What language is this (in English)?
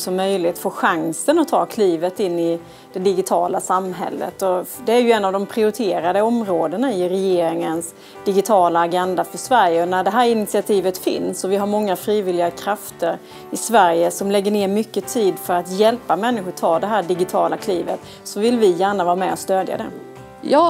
Swedish